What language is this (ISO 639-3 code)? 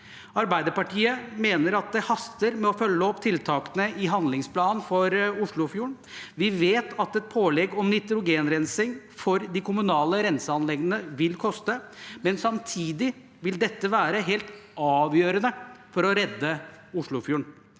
nor